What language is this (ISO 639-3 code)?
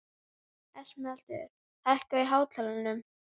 isl